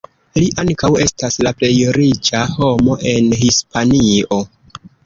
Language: Esperanto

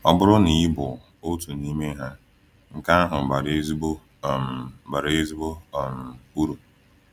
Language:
Igbo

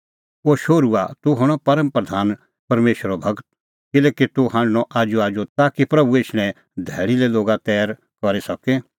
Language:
Kullu Pahari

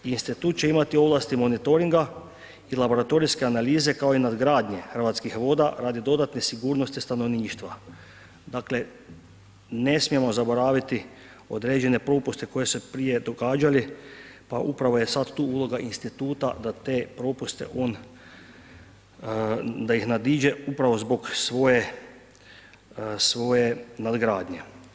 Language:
Croatian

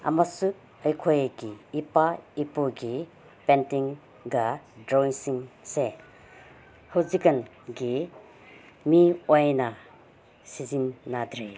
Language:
Manipuri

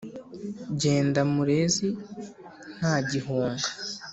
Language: Kinyarwanda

